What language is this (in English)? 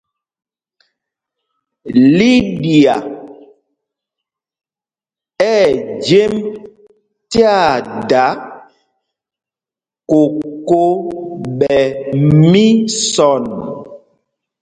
Mpumpong